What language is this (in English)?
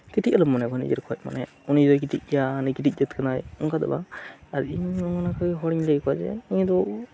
Santali